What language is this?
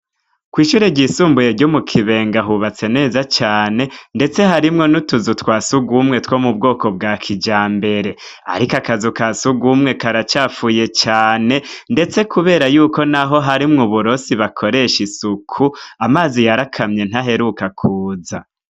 Rundi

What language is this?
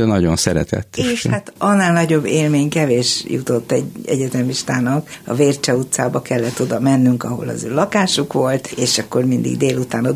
Hungarian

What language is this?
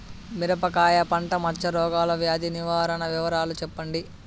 Telugu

